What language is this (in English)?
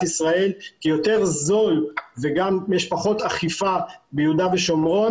Hebrew